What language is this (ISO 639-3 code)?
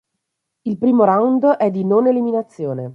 ita